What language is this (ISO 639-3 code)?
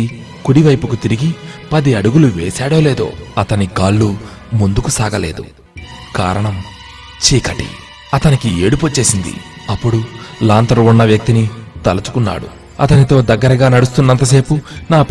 tel